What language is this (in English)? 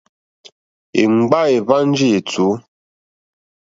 Mokpwe